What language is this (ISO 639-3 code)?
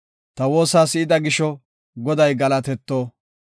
gof